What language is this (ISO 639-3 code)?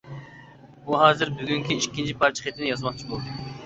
uig